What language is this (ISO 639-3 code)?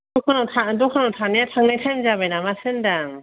brx